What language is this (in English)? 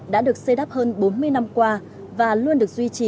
Vietnamese